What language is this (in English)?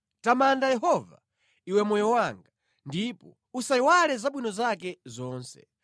Nyanja